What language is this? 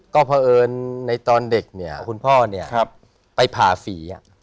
Thai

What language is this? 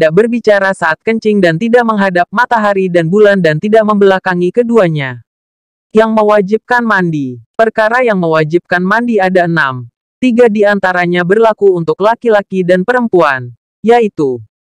Indonesian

